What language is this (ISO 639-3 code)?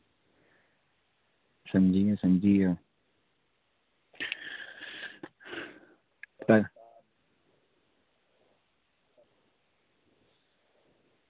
doi